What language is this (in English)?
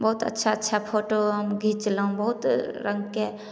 Maithili